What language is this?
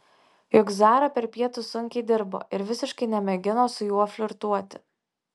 Lithuanian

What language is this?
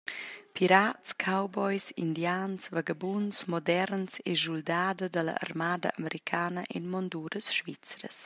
Romansh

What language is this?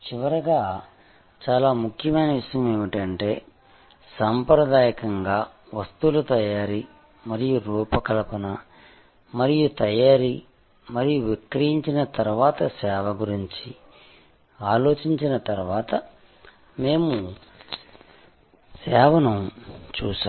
Telugu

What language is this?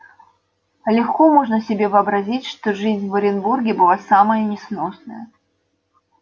Russian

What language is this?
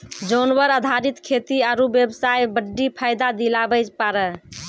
Maithili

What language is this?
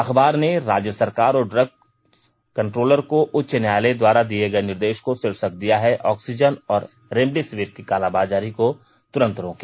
Hindi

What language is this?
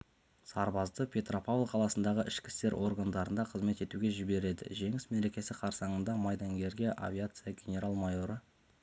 Kazakh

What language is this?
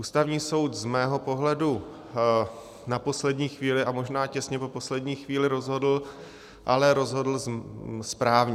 Czech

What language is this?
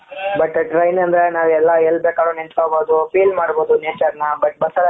Kannada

